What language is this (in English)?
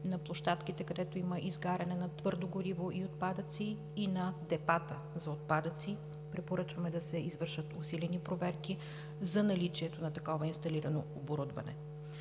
Bulgarian